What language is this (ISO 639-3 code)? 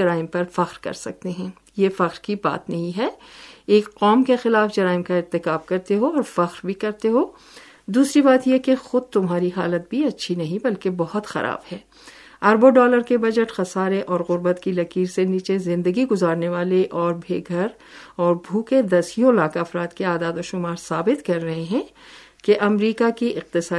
urd